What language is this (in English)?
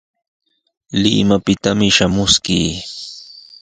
Sihuas Ancash Quechua